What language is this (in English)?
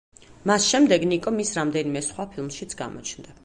Georgian